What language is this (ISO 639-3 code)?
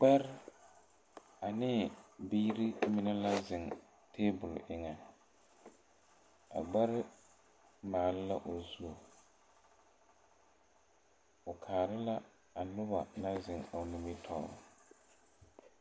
dga